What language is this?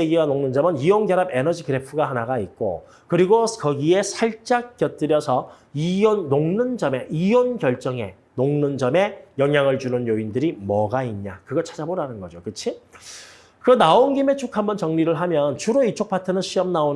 Korean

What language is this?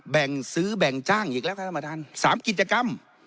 Thai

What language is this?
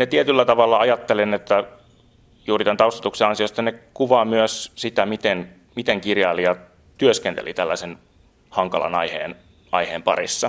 Finnish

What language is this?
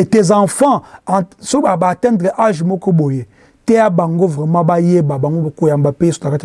French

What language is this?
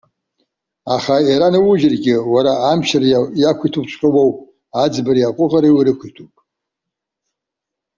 Abkhazian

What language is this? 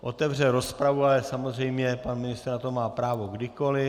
Czech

